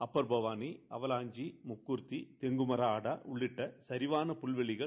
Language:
Tamil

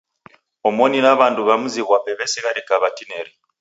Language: Taita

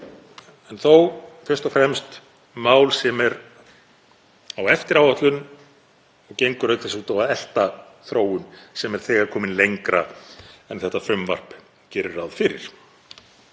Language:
Icelandic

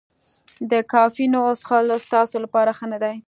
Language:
Pashto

